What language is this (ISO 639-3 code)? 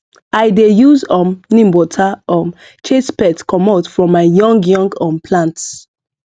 pcm